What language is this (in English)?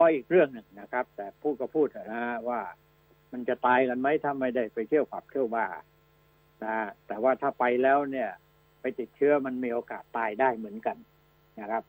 Thai